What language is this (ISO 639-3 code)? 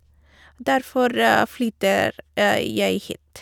nor